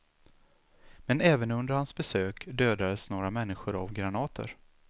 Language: Swedish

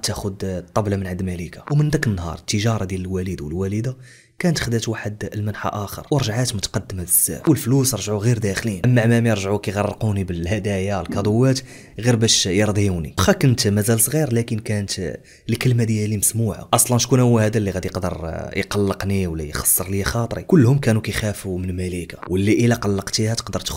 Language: Arabic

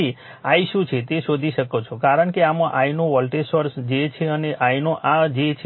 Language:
Gujarati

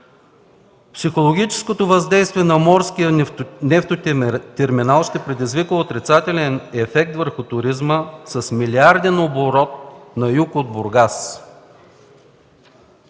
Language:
Bulgarian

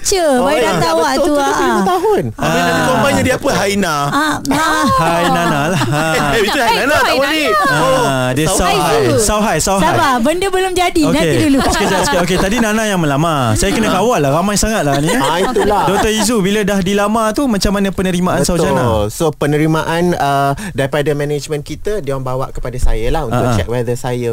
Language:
Malay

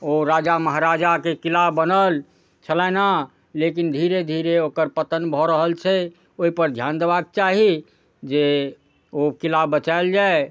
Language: Maithili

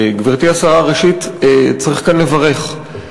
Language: Hebrew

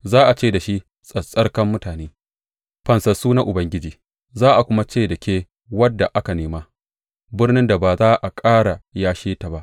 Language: Hausa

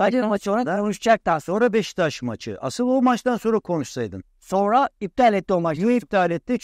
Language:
Turkish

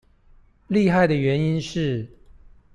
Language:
Chinese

